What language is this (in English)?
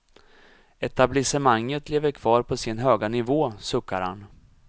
Swedish